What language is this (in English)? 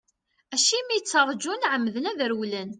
Kabyle